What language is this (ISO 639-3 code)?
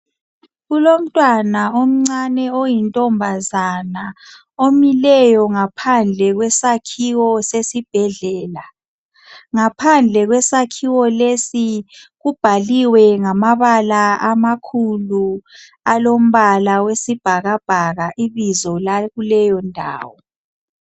nde